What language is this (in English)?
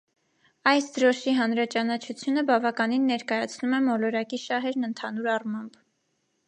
Armenian